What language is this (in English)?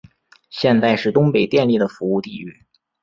Chinese